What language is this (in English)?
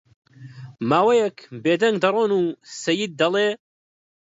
Central Kurdish